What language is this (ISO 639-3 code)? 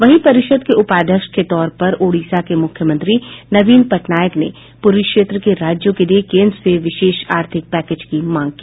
hin